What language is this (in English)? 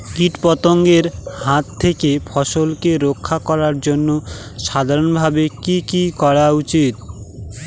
Bangla